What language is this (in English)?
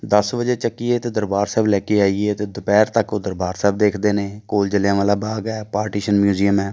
Punjabi